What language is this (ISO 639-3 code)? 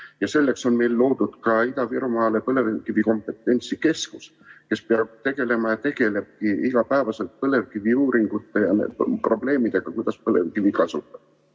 est